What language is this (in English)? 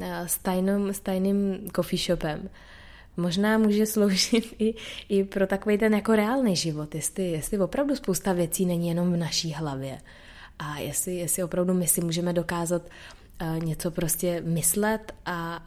Czech